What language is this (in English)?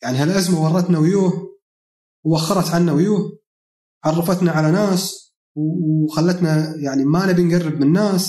Arabic